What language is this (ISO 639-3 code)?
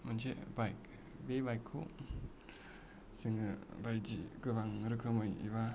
brx